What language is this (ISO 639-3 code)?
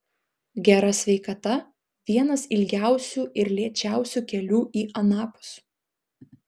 lit